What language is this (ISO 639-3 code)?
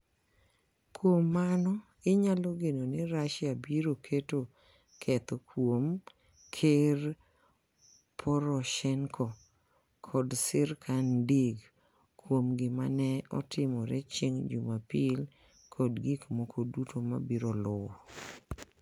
luo